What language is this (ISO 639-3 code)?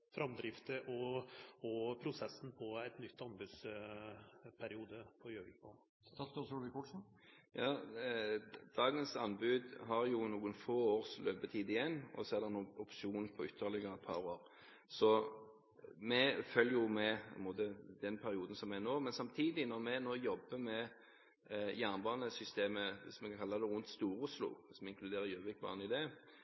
nor